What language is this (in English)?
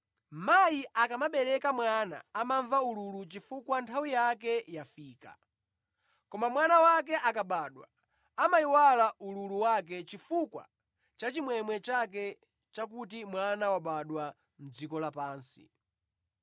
Nyanja